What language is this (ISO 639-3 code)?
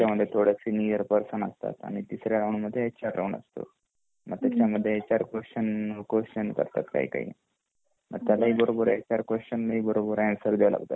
mar